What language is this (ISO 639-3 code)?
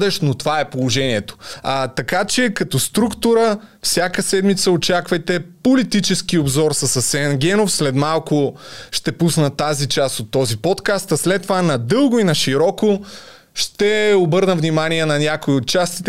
bul